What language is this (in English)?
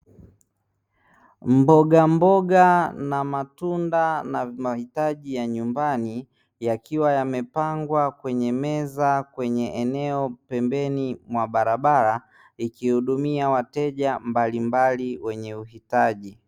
Swahili